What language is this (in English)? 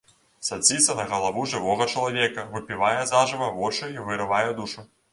Belarusian